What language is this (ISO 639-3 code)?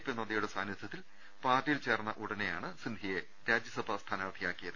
mal